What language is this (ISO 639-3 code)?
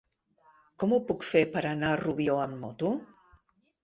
cat